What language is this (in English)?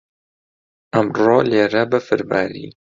Central Kurdish